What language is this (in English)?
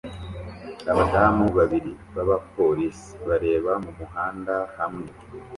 Kinyarwanda